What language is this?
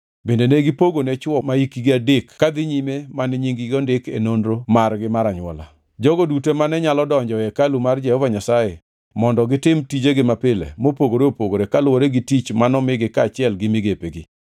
Luo (Kenya and Tanzania)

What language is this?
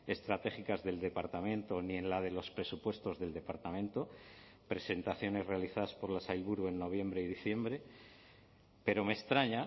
Spanish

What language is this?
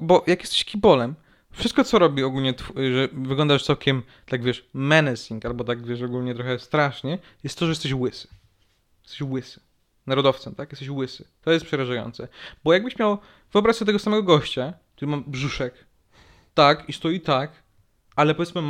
Polish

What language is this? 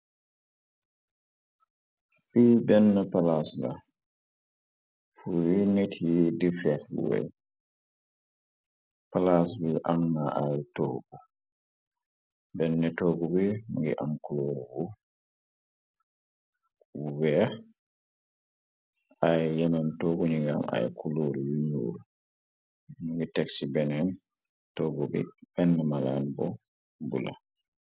Wolof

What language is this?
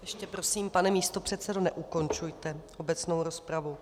Czech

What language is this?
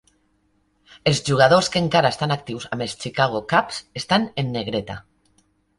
Catalan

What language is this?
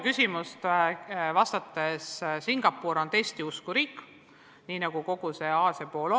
Estonian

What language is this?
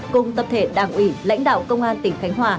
Vietnamese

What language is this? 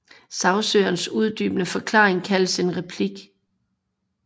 Danish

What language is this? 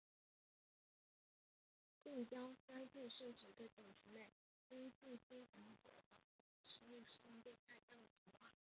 Chinese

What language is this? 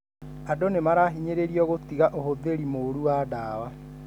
Kikuyu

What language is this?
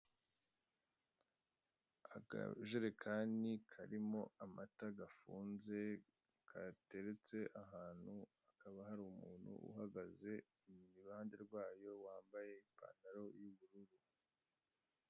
Kinyarwanda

